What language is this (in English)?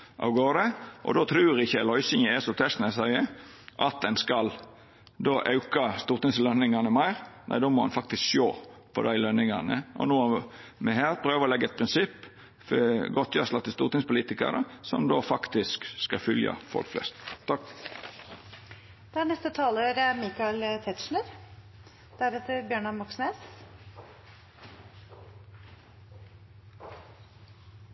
Norwegian Nynorsk